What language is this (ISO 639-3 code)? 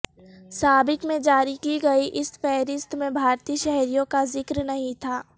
urd